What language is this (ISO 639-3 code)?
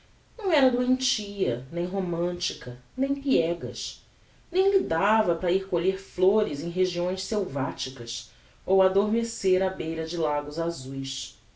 por